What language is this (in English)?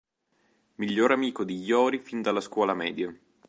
Italian